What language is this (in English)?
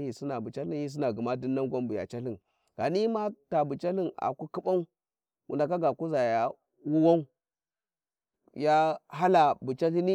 Warji